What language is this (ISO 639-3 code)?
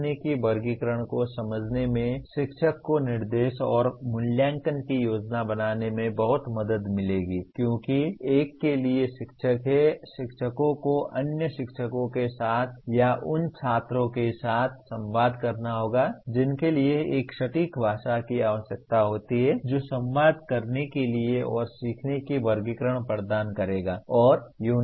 hin